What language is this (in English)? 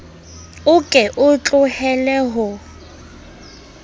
Southern Sotho